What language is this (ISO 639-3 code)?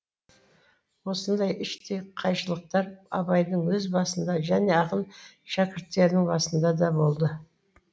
kaz